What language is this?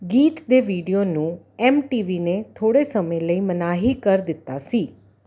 Punjabi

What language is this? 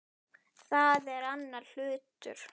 Icelandic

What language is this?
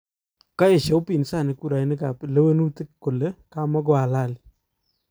Kalenjin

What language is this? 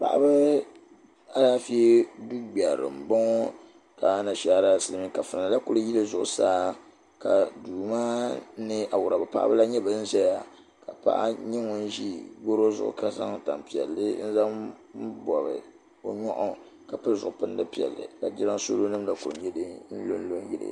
Dagbani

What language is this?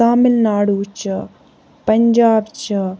Kashmiri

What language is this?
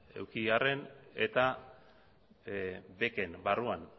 Basque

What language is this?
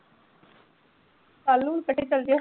Punjabi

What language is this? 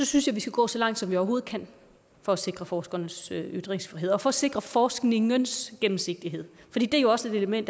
Danish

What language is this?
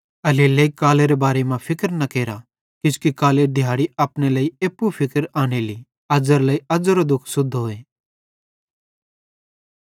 Bhadrawahi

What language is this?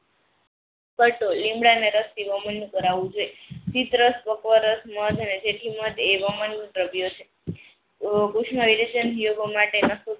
Gujarati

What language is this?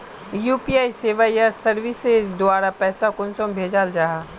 Magahi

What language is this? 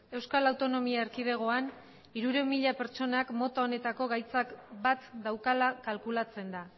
Basque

